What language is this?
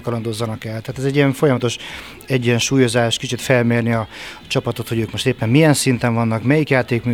Hungarian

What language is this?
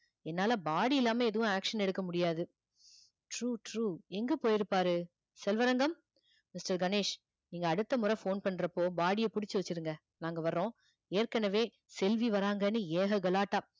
Tamil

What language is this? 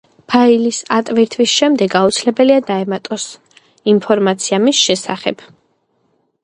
Georgian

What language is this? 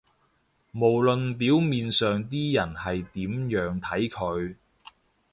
Cantonese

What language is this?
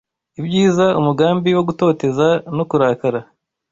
Kinyarwanda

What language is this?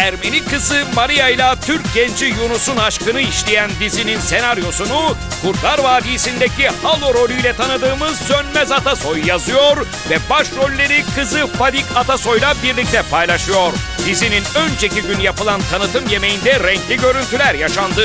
Turkish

